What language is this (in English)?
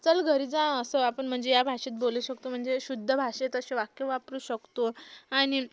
Marathi